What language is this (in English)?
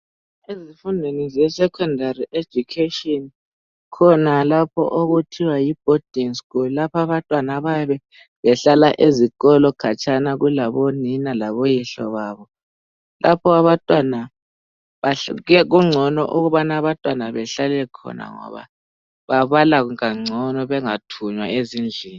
North Ndebele